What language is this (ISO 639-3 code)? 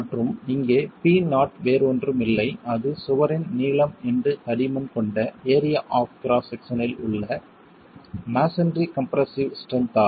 tam